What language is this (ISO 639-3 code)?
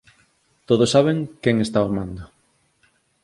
glg